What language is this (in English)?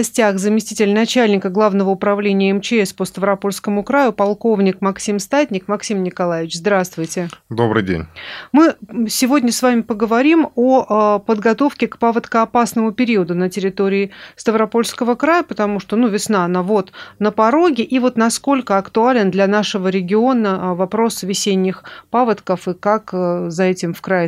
Russian